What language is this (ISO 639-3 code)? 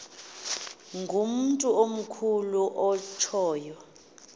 xho